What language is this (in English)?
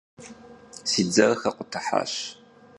Kabardian